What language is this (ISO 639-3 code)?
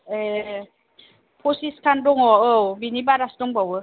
brx